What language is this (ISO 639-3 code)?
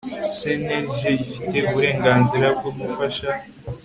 kin